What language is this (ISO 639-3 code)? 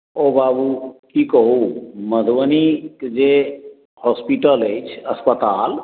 mai